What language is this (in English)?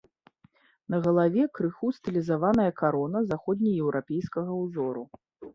Belarusian